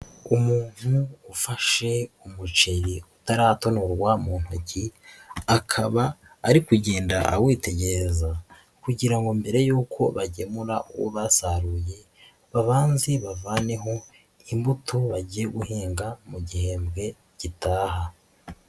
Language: Kinyarwanda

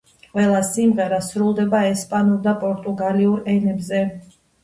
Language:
Georgian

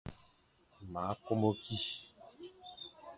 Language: Fang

